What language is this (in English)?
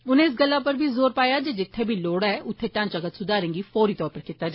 Dogri